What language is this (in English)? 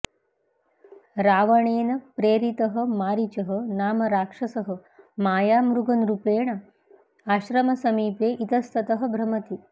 Sanskrit